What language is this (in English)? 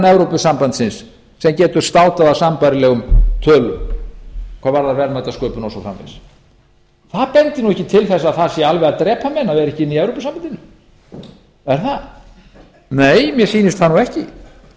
Icelandic